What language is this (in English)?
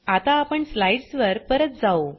Marathi